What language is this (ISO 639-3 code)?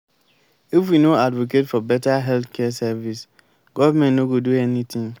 pcm